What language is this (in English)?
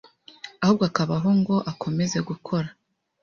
Kinyarwanda